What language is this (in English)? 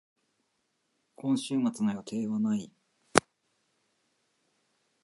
Japanese